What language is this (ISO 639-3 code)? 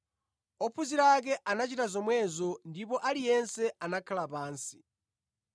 nya